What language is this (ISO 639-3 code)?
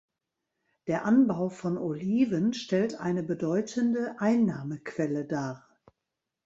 deu